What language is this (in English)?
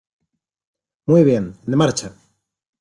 Spanish